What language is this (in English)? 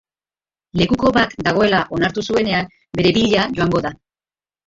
Basque